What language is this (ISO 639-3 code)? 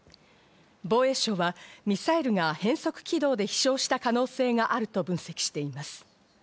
jpn